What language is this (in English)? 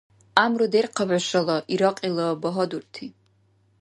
Dargwa